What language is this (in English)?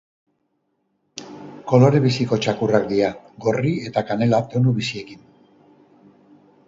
Basque